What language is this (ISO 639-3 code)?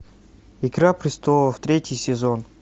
rus